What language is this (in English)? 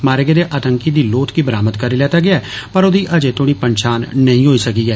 Dogri